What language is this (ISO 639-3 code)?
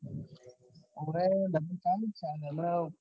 guj